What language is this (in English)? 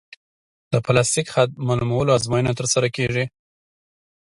Pashto